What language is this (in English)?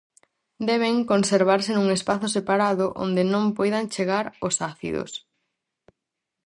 Galician